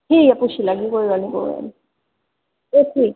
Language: Dogri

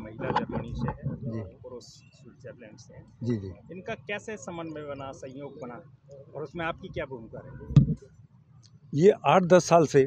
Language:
Hindi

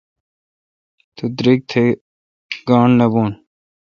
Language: Kalkoti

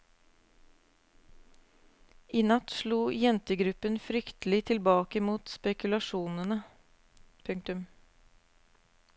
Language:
Norwegian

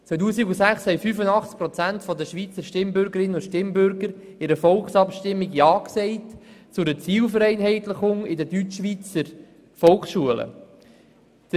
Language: Swiss German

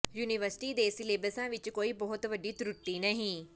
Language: Punjabi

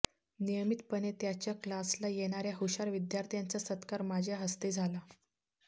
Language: Marathi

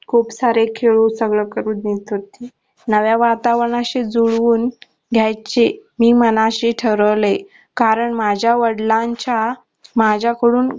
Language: Marathi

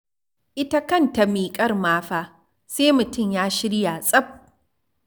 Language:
Hausa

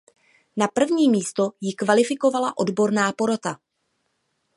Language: Czech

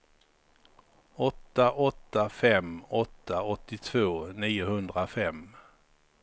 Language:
Swedish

